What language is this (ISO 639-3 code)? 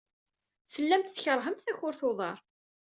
kab